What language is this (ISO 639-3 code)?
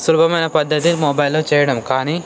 tel